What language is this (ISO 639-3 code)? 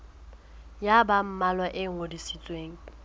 sot